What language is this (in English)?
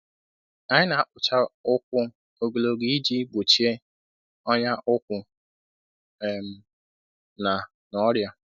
Igbo